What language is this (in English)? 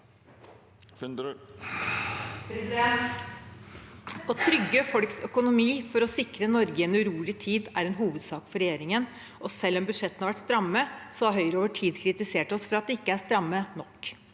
Norwegian